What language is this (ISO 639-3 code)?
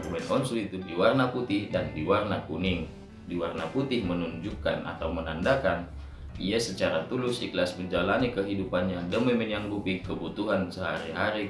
ind